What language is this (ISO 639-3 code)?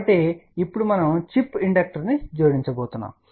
tel